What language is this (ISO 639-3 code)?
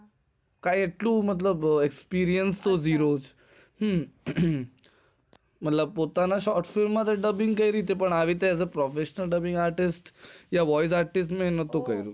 guj